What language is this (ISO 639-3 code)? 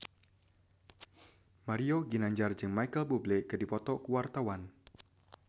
sun